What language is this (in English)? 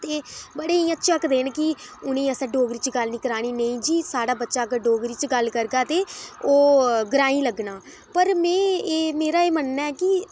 Dogri